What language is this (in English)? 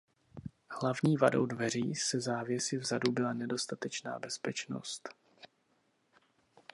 Czech